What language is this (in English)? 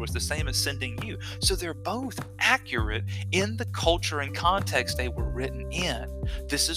English